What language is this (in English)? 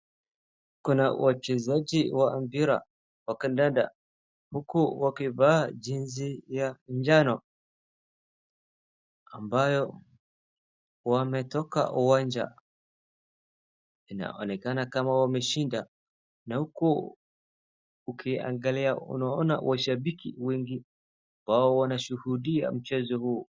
Swahili